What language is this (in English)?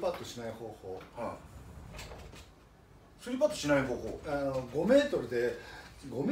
Japanese